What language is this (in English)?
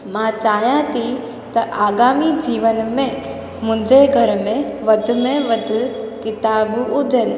Sindhi